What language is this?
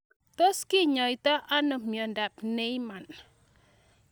Kalenjin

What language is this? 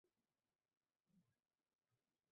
Uzbek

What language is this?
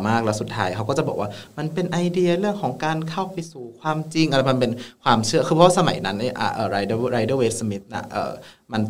Thai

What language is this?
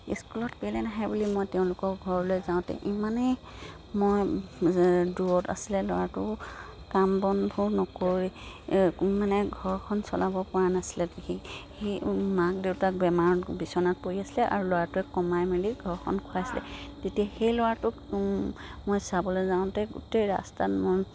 Assamese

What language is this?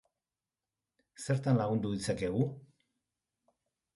Basque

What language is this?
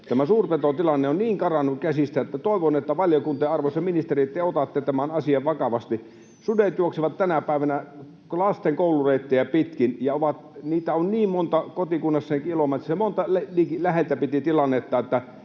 Finnish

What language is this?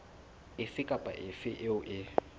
Southern Sotho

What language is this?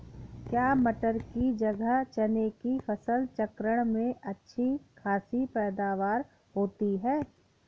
Hindi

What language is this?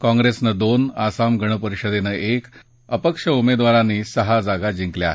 Marathi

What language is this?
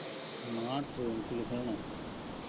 Punjabi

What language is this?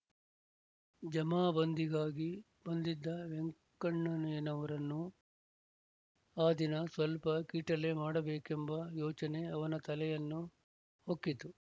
Kannada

